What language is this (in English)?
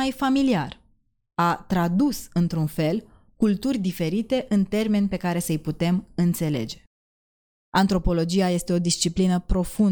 Romanian